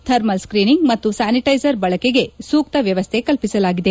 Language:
Kannada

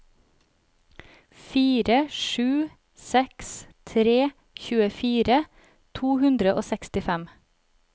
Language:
Norwegian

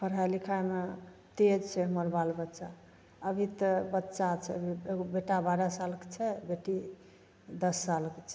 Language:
Maithili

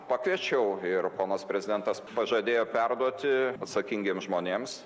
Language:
Lithuanian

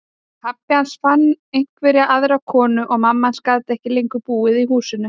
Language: Icelandic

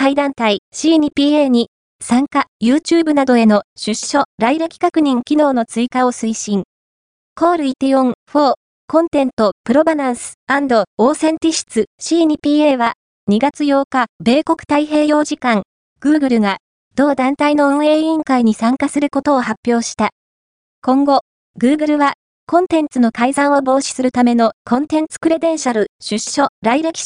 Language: Japanese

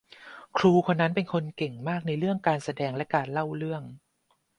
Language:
Thai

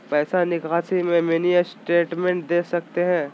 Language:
Magahi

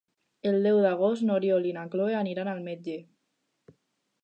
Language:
Catalan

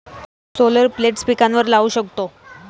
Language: Marathi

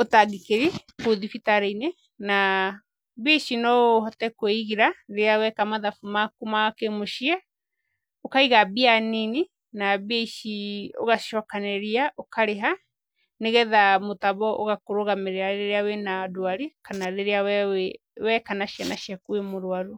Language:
Kikuyu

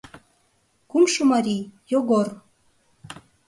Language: Mari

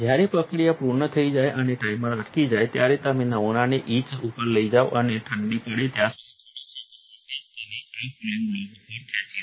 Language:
Gujarati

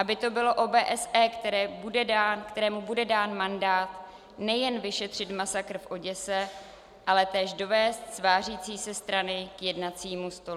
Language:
Czech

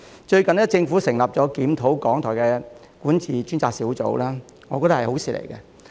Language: Cantonese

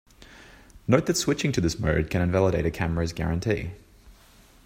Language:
English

